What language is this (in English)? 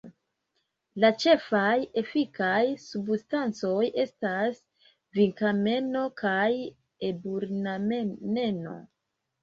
Esperanto